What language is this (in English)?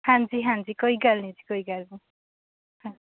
Punjabi